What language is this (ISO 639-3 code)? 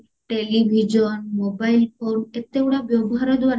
ori